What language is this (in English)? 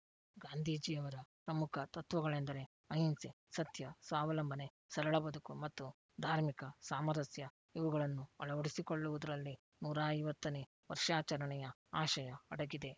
Kannada